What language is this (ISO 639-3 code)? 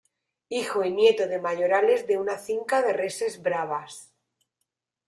spa